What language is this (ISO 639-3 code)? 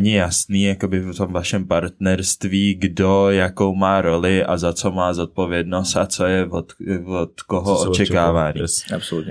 ces